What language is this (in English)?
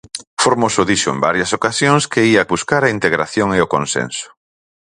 Galician